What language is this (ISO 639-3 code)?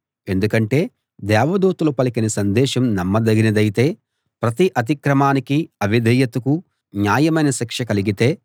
tel